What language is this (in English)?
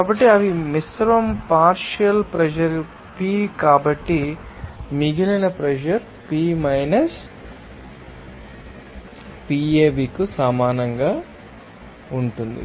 Telugu